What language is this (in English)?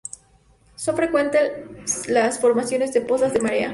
Spanish